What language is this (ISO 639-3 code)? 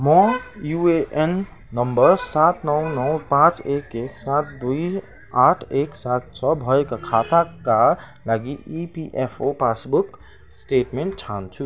nep